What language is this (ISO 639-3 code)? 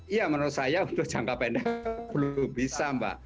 ind